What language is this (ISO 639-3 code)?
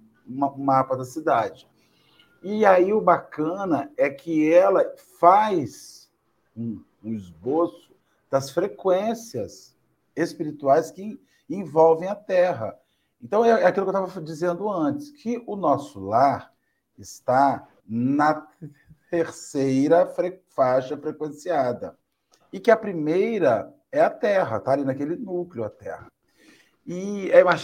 por